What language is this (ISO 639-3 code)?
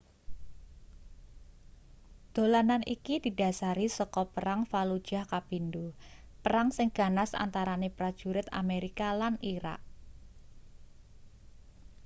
jav